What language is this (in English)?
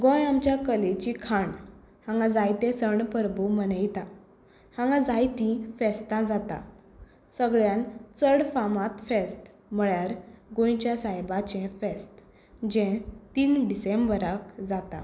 Konkani